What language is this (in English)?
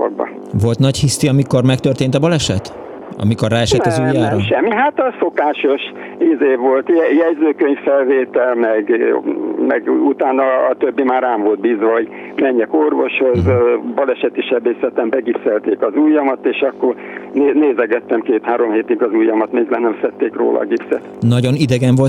Hungarian